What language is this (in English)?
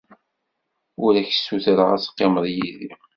Kabyle